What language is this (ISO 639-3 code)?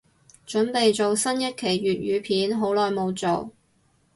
yue